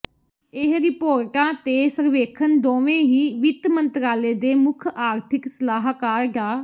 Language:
Punjabi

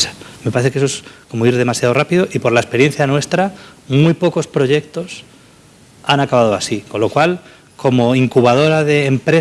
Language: Spanish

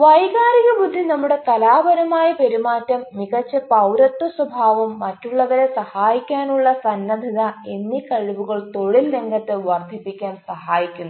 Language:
Malayalam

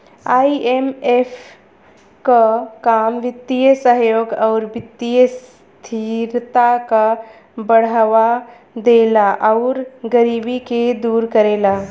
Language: Bhojpuri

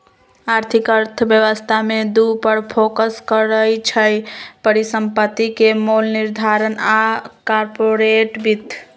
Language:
Magahi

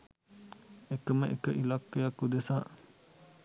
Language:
Sinhala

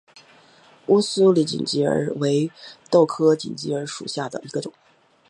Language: Chinese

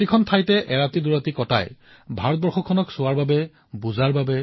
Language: Assamese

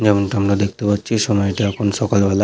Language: Bangla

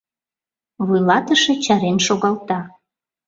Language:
Mari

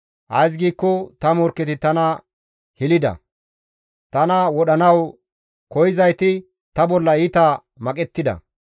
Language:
Gamo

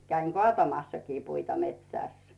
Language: Finnish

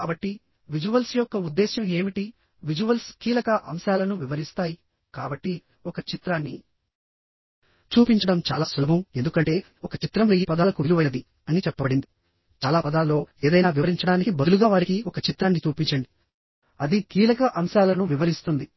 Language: Telugu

